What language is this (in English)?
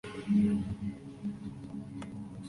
Spanish